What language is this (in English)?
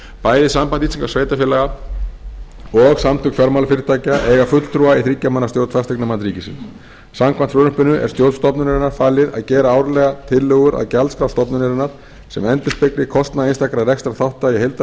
Icelandic